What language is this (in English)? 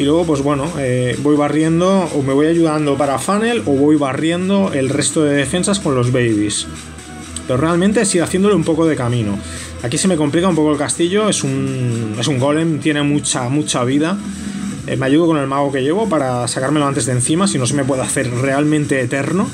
Spanish